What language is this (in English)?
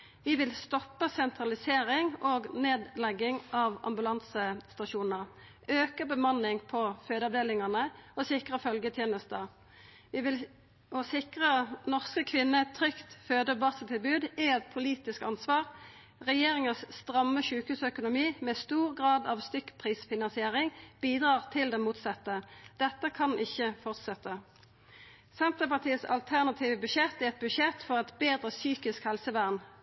Norwegian Nynorsk